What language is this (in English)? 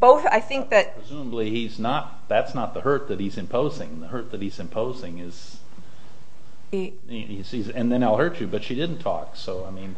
English